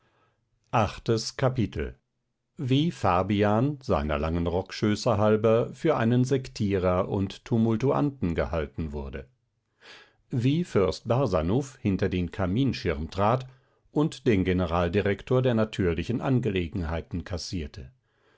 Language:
German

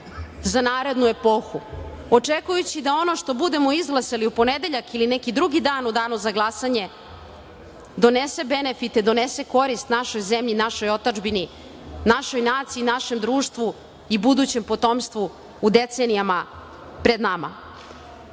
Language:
Serbian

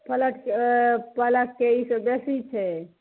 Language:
Maithili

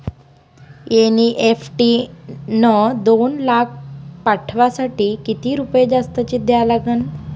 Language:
Marathi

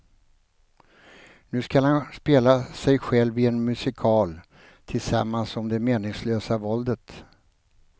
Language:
Swedish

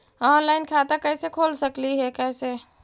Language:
Magahi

